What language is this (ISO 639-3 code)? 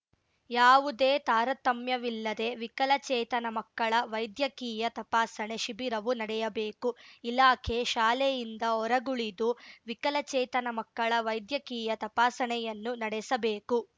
kan